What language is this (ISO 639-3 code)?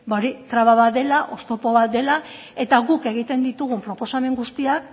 eus